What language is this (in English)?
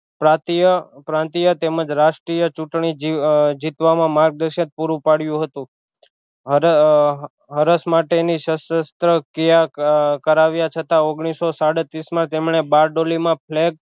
Gujarati